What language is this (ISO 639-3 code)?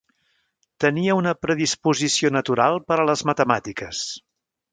cat